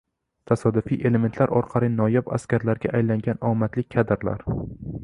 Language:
Uzbek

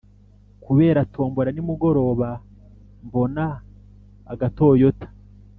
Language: Kinyarwanda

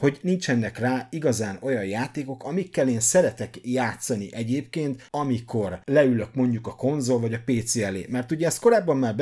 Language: Hungarian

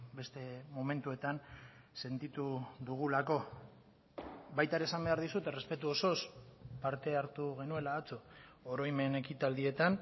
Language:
Basque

